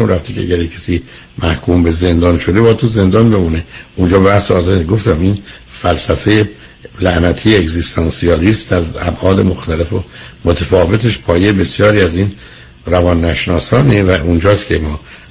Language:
Persian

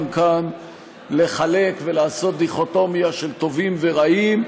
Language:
Hebrew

